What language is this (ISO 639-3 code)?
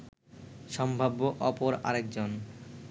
ben